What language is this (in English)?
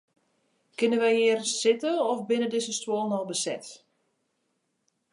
Western Frisian